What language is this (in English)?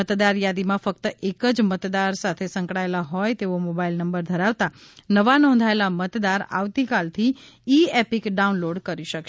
Gujarati